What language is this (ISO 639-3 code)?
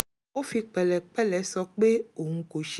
yor